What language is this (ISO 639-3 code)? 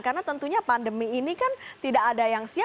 ind